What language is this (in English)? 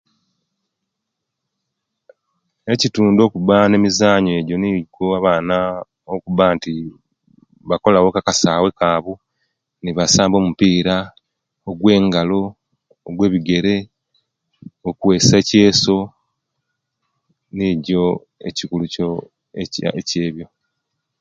Kenyi